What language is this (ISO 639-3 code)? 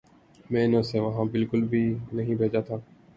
urd